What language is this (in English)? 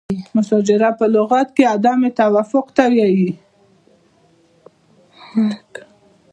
Pashto